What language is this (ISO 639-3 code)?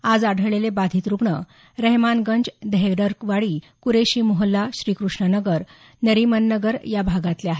mar